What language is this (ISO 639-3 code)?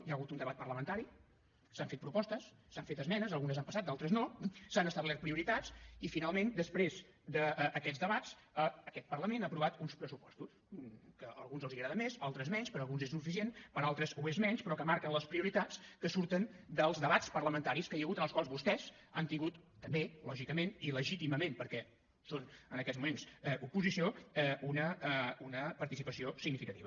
cat